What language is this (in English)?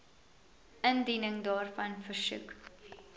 Afrikaans